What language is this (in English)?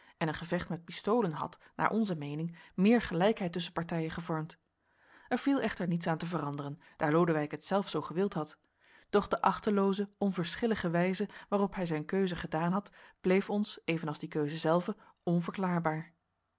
Dutch